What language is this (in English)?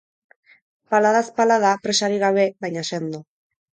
Basque